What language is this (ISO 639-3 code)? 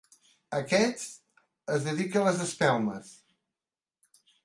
cat